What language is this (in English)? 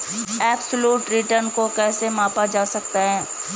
Hindi